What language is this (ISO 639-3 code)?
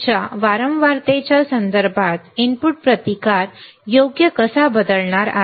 mar